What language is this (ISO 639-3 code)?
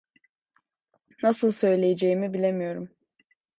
tur